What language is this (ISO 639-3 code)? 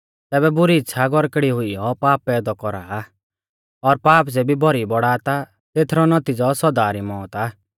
bfz